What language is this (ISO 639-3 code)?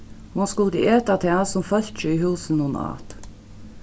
fao